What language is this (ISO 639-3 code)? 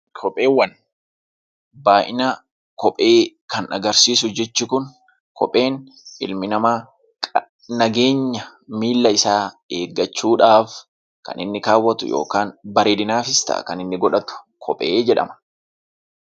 orm